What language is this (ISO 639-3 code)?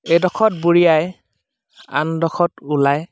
asm